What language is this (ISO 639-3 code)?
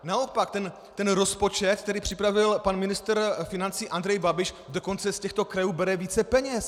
ces